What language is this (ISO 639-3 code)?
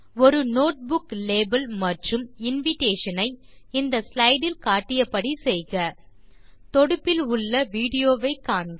tam